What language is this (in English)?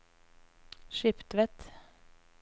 Norwegian